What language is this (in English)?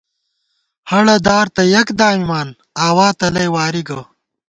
Gawar-Bati